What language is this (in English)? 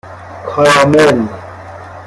Persian